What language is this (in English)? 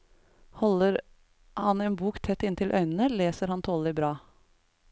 Norwegian